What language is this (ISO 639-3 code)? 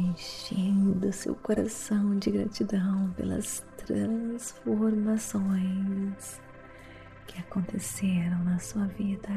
por